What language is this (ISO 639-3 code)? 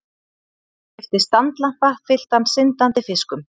isl